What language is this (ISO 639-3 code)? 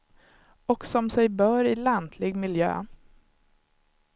swe